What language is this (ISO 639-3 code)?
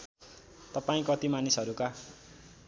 nep